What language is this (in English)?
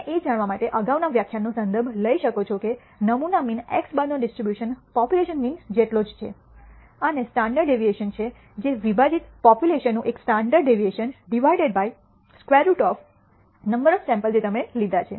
Gujarati